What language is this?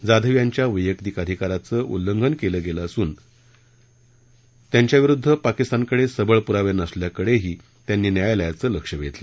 Marathi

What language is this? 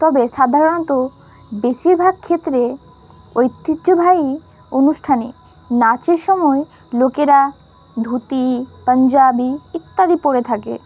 Bangla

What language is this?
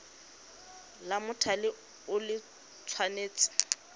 Tswana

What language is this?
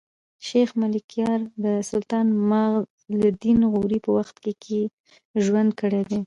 Pashto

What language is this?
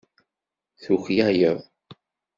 Kabyle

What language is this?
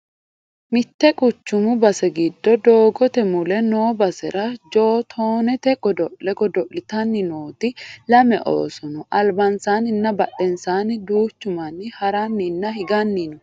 Sidamo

